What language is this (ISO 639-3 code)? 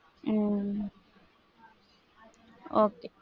tam